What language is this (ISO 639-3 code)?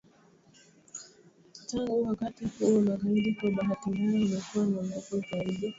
swa